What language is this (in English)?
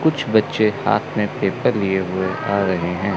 Hindi